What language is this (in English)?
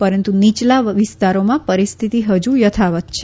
Gujarati